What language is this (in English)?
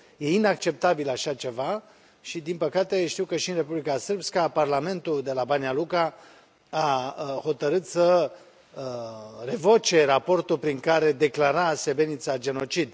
Romanian